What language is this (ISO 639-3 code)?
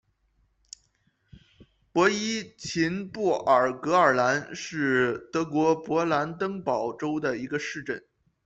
zho